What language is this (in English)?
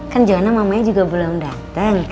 Indonesian